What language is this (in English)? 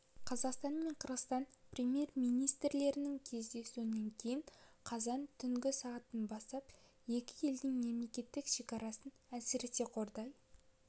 Kazakh